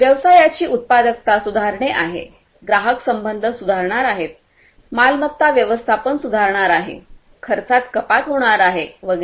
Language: Marathi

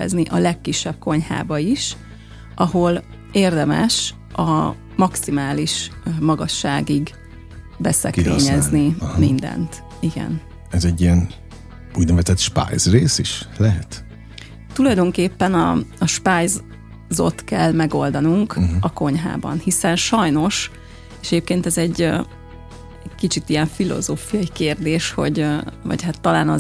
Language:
Hungarian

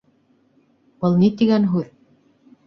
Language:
Bashkir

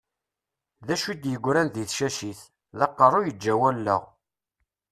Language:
Kabyle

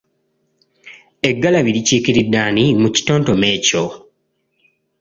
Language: Ganda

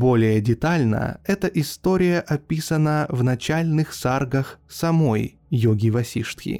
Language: Russian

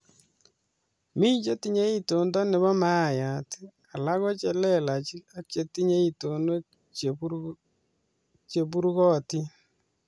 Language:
Kalenjin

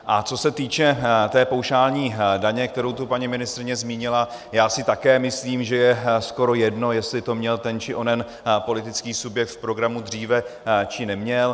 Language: Czech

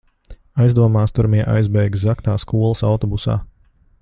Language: Latvian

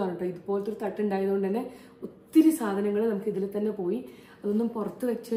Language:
Malayalam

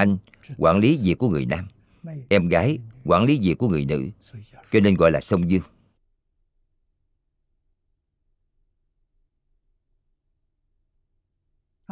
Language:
Vietnamese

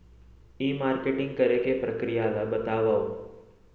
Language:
Chhattisgarhi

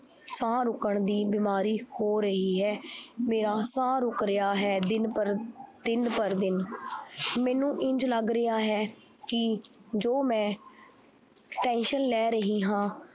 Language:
Punjabi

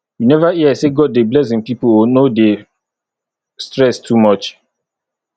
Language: Nigerian Pidgin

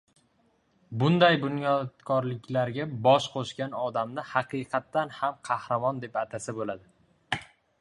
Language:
Uzbek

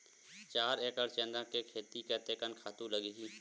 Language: Chhattisgarhi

